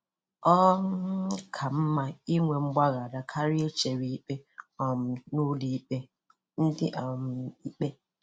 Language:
Igbo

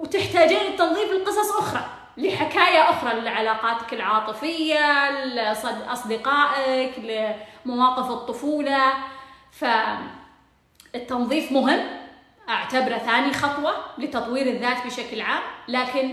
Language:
Arabic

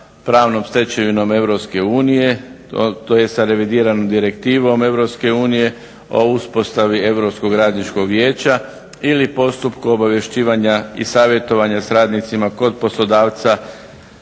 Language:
Croatian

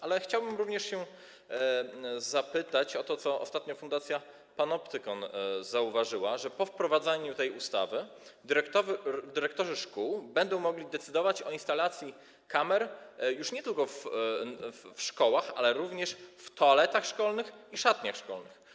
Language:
Polish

